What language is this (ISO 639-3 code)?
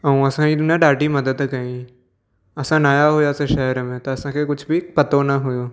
snd